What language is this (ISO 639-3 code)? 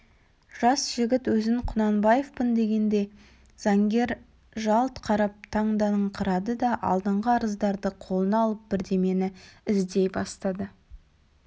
kaz